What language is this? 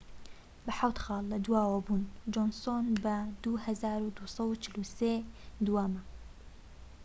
Central Kurdish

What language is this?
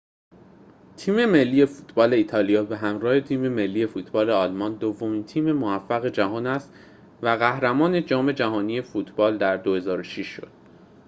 Persian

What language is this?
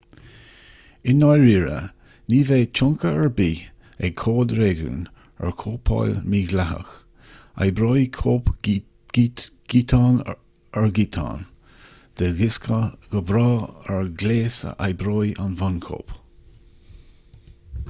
Irish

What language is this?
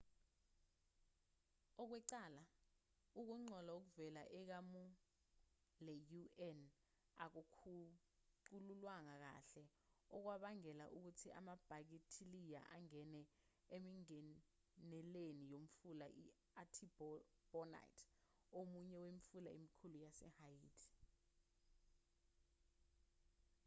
Zulu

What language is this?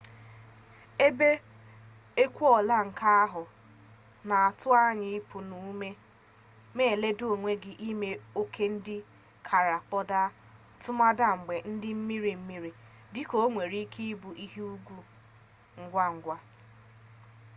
Igbo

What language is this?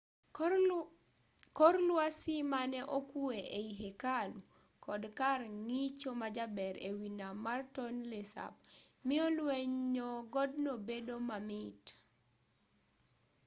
Luo (Kenya and Tanzania)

